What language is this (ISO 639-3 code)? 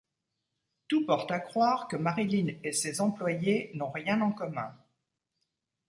fra